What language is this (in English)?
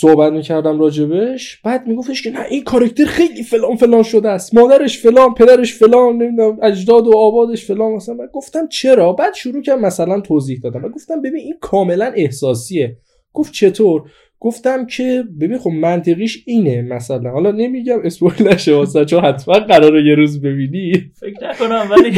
Persian